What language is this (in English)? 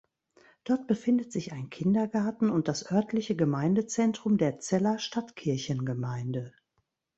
German